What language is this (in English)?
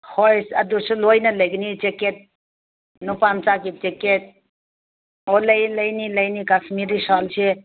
Manipuri